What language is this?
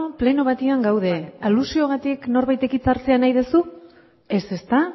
Basque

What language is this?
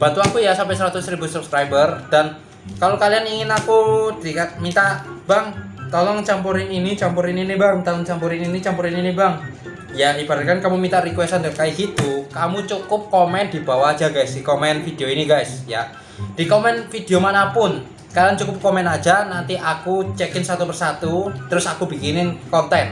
Indonesian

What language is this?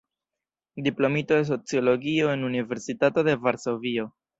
Esperanto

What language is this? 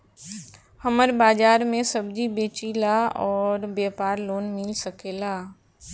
Bhojpuri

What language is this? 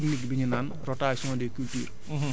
Wolof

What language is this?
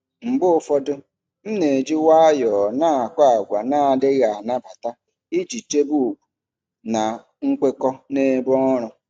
Igbo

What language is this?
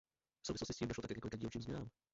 Czech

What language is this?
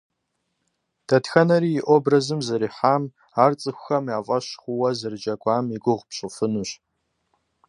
Kabardian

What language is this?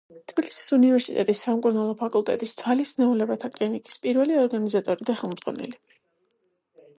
Georgian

